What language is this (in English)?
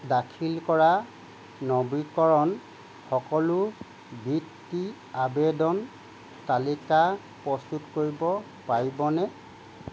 Assamese